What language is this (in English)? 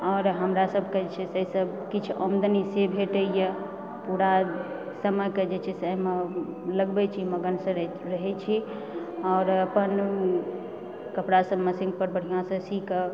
Maithili